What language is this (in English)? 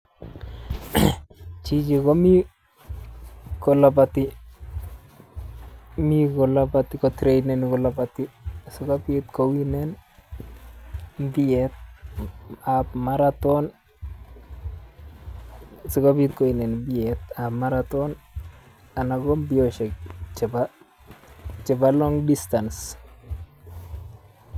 Kalenjin